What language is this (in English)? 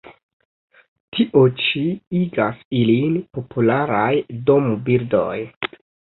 Esperanto